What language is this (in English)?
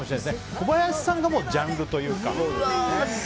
Japanese